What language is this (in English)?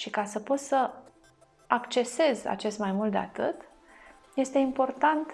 Romanian